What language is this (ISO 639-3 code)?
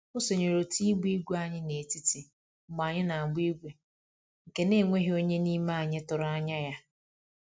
ibo